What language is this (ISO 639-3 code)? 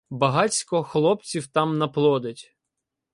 ukr